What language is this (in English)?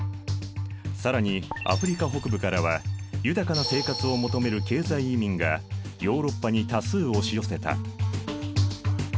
Japanese